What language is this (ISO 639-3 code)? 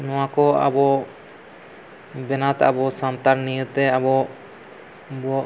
sat